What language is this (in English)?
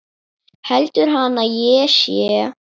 Icelandic